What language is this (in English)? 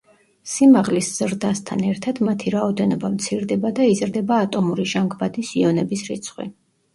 Georgian